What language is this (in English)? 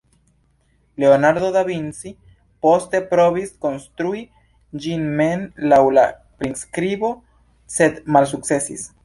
Esperanto